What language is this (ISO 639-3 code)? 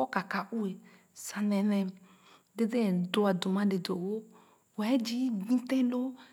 ogo